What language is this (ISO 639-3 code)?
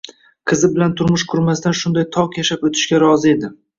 uzb